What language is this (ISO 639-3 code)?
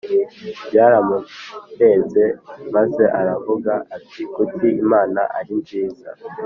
kin